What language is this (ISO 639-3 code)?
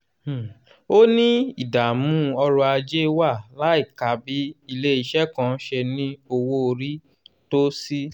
yor